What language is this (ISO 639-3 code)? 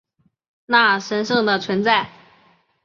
zho